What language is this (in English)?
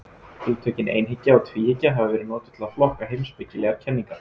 Icelandic